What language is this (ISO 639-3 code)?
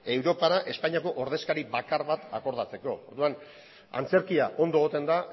eus